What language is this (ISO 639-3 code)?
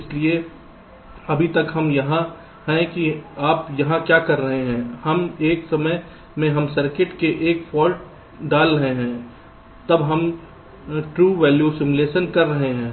hin